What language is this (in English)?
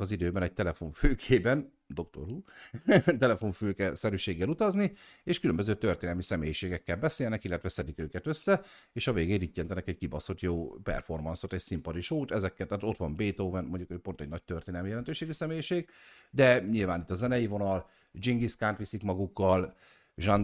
Hungarian